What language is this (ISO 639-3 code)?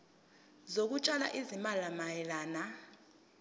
zul